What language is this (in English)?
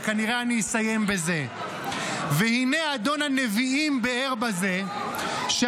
Hebrew